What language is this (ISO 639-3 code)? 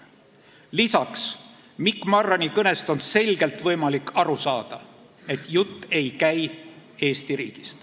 est